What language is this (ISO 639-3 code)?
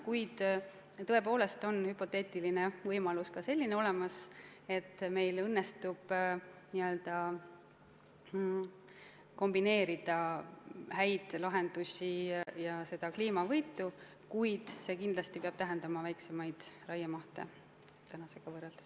est